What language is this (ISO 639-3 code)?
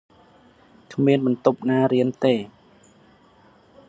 khm